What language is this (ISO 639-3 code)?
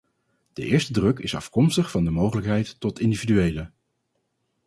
nld